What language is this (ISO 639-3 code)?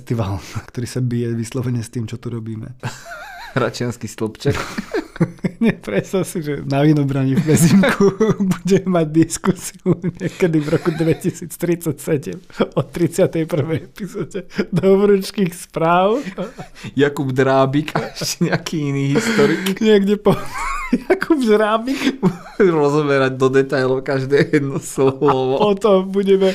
slk